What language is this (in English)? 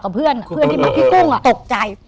Thai